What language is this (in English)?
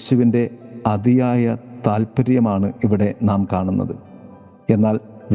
Malayalam